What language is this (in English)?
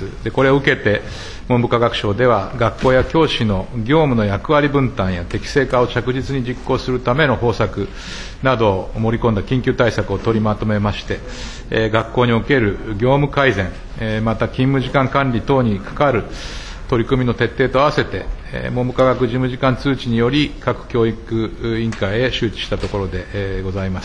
Japanese